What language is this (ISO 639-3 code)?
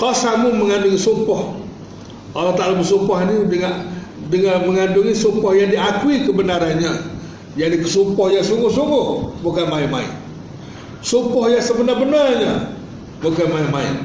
msa